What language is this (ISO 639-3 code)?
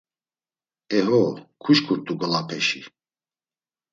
lzz